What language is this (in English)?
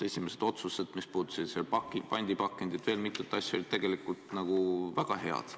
Estonian